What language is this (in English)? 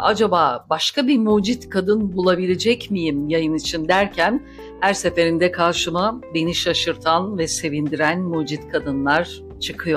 Turkish